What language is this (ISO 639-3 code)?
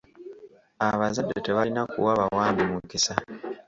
lug